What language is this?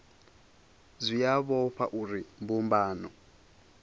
Venda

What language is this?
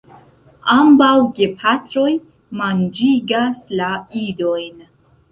Esperanto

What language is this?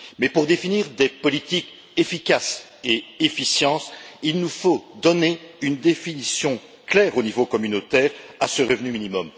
French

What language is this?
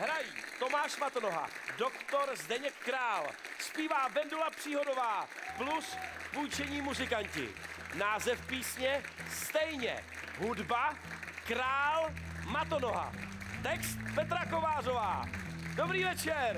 Czech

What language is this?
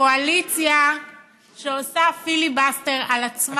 Hebrew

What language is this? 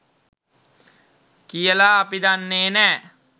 Sinhala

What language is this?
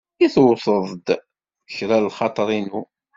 Kabyle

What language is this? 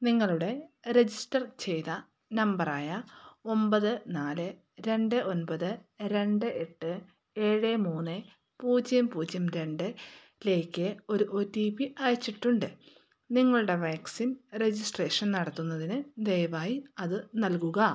Malayalam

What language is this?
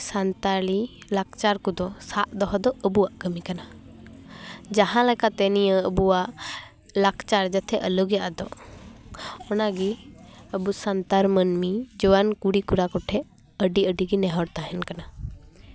Santali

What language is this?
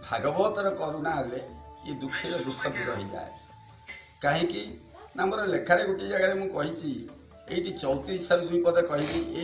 Indonesian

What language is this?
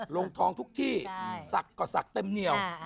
Thai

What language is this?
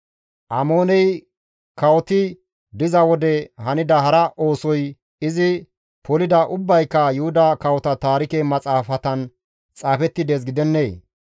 Gamo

